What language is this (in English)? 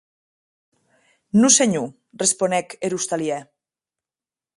Occitan